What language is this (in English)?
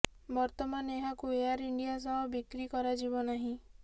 Odia